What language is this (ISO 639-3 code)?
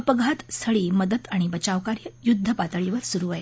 mar